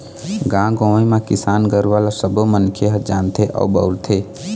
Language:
Chhattisgarhi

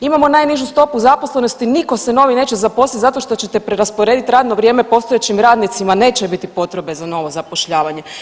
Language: Croatian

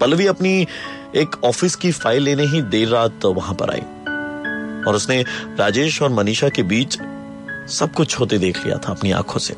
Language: Hindi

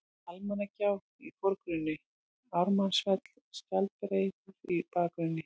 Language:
Icelandic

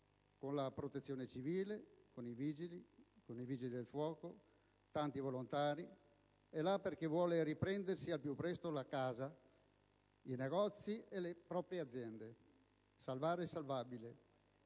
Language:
Italian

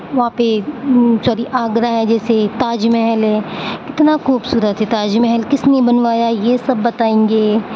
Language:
Urdu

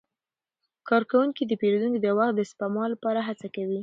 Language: Pashto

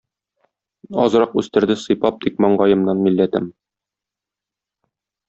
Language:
Tatar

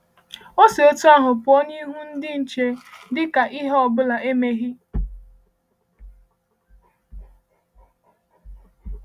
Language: Igbo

